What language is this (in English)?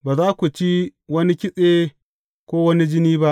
Hausa